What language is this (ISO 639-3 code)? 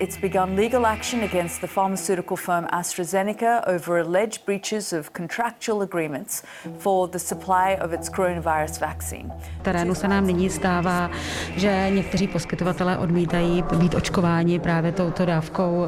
ces